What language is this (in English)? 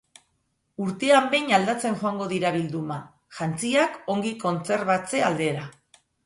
Basque